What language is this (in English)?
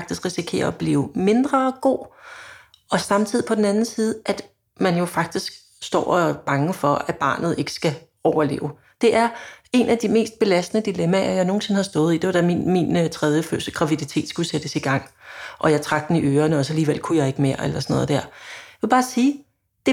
Danish